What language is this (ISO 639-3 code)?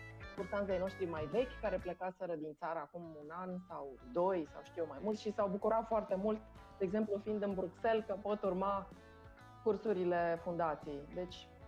ron